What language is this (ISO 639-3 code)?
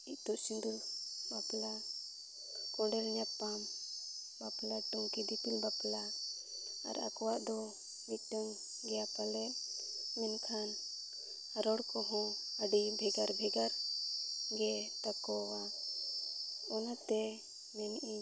sat